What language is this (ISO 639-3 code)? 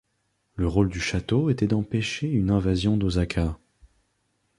fra